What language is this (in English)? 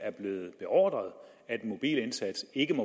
Danish